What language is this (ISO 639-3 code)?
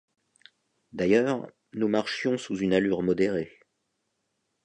fra